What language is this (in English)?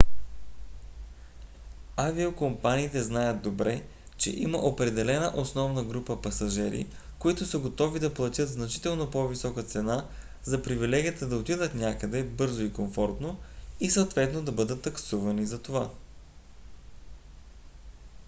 Bulgarian